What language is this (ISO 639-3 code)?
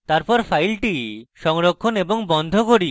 ben